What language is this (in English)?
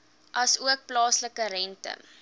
Afrikaans